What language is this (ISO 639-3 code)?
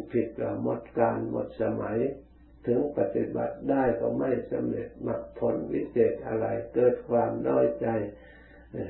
tha